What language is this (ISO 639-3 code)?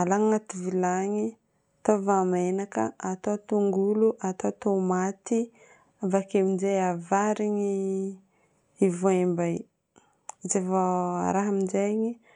bmm